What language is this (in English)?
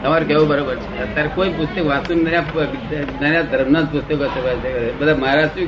Gujarati